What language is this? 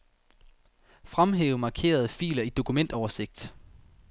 Danish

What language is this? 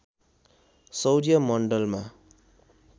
Nepali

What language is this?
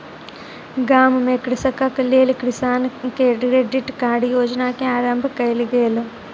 Maithili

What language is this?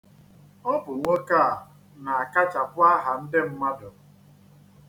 Igbo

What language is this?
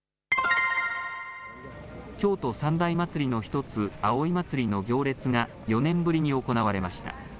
Japanese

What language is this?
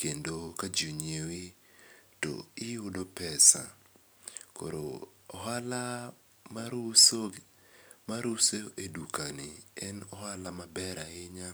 Luo (Kenya and Tanzania)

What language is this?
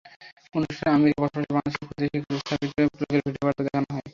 Bangla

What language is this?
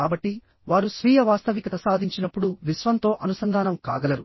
Telugu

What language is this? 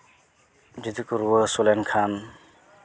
Santali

